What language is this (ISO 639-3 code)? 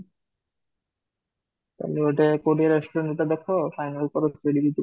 ori